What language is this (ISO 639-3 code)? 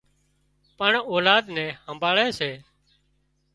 kxp